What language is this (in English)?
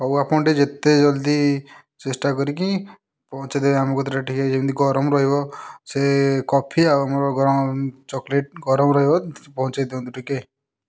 Odia